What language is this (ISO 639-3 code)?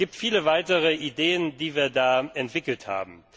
deu